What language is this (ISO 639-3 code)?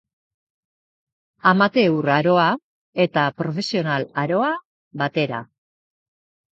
eus